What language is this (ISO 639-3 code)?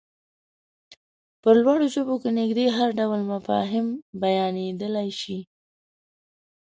pus